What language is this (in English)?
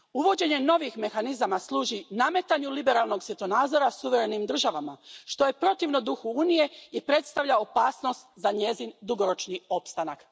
Croatian